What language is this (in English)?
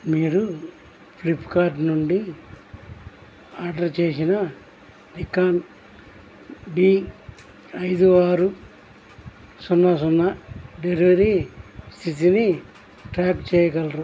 Telugu